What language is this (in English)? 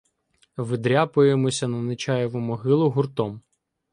Ukrainian